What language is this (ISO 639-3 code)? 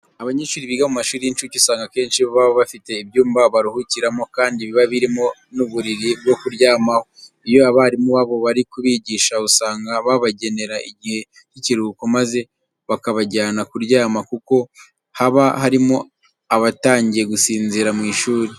kin